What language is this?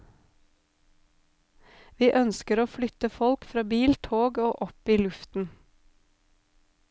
Norwegian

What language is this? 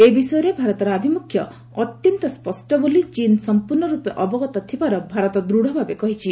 Odia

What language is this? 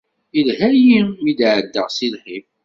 Kabyle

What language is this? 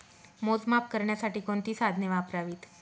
Marathi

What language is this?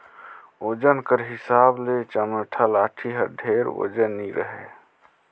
Chhattisgarhi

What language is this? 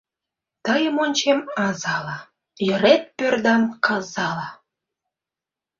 Mari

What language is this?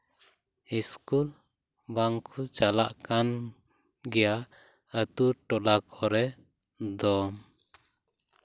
Santali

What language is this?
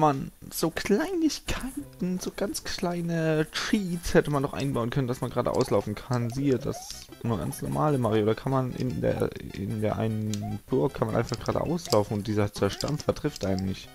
German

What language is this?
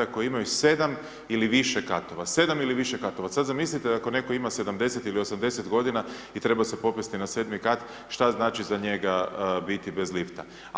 Croatian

